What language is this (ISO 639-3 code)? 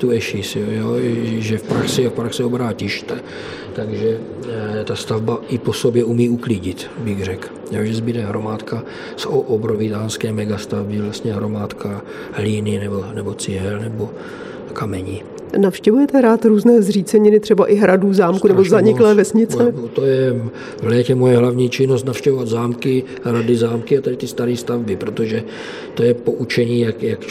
ces